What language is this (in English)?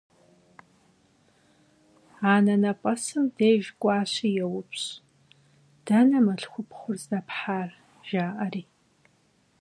Kabardian